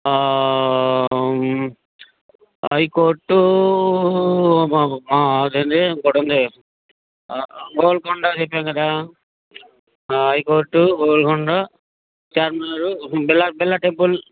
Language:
Telugu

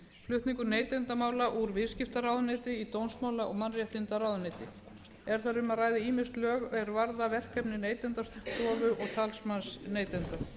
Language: Icelandic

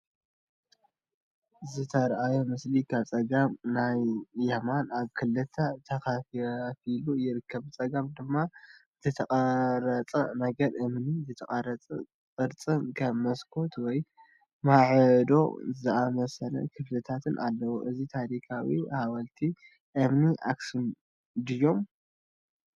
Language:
Tigrinya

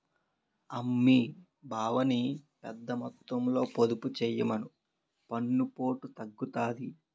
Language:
Telugu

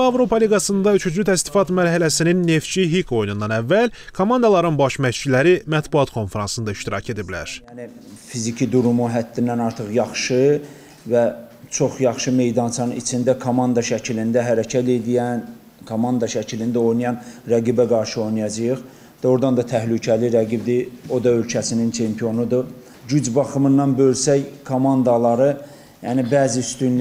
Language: Turkish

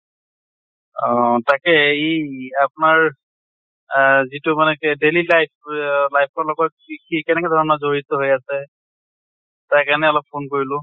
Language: Assamese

